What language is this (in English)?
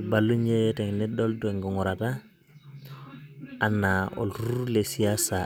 Masai